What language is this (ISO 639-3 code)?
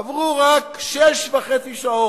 heb